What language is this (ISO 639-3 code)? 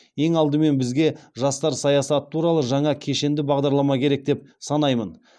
kaz